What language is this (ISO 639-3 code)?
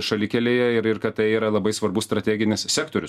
lit